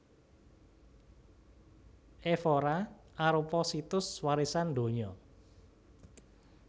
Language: Javanese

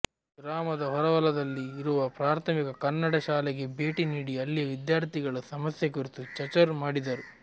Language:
Kannada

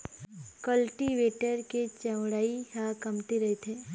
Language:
Chhattisgarhi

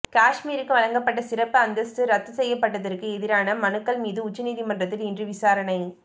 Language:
Tamil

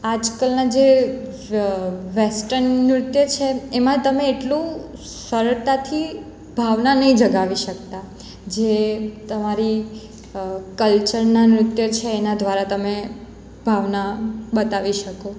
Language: Gujarati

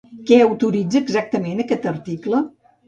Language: Catalan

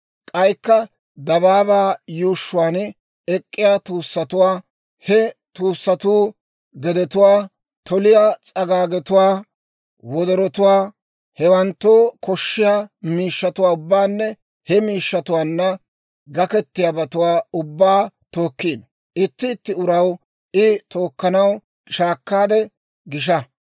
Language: Dawro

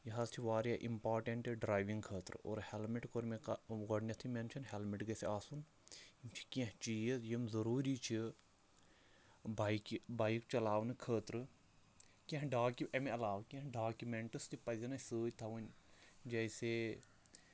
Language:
Kashmiri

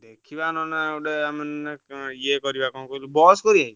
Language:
Odia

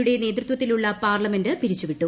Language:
Malayalam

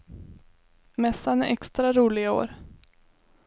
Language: Swedish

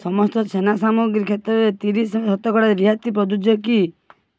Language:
Odia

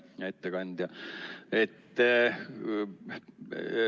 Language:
Estonian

